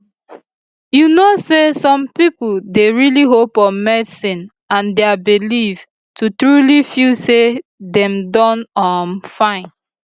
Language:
Nigerian Pidgin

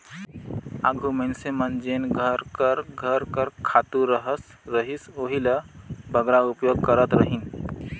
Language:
Chhattisgarhi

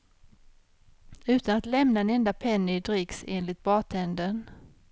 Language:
Swedish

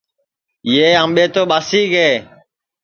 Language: Sansi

